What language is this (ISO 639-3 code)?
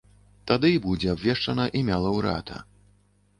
bel